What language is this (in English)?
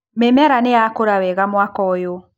Kikuyu